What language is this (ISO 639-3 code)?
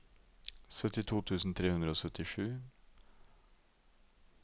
nor